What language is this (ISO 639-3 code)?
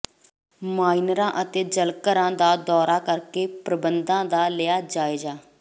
pan